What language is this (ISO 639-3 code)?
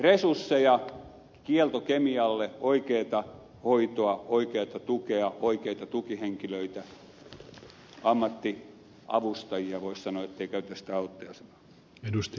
fin